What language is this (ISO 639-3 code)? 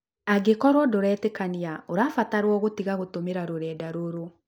kik